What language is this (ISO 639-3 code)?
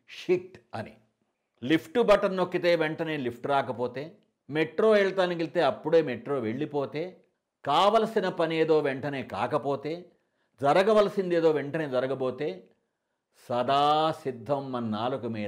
tel